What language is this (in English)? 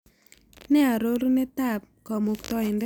Kalenjin